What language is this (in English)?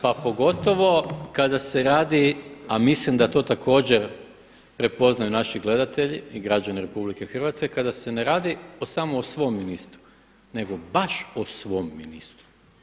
Croatian